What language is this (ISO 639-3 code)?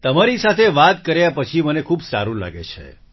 guj